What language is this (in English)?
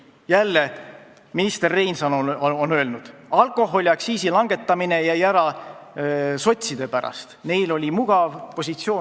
Estonian